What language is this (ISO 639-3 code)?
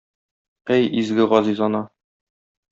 tat